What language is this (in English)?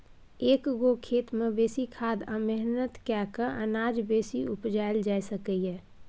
Maithili